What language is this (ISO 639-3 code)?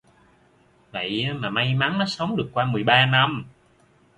vie